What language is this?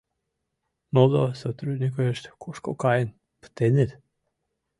Mari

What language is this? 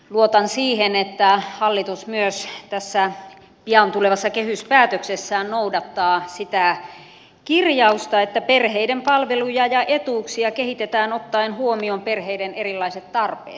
Finnish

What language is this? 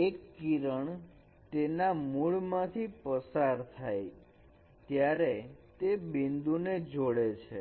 Gujarati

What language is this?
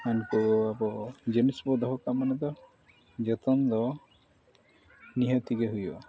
Santali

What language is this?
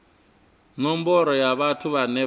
Venda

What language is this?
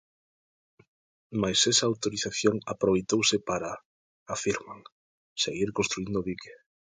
Galician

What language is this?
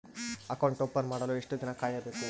Kannada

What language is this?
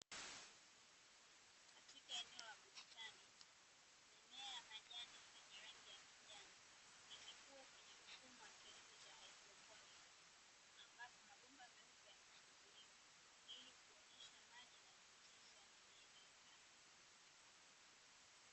Swahili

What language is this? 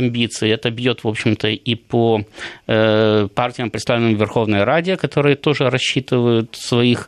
Russian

